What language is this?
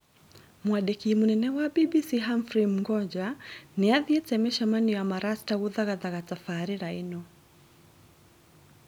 Kikuyu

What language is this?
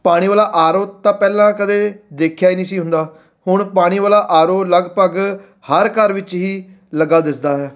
Punjabi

